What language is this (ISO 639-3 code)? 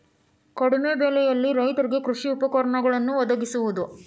kan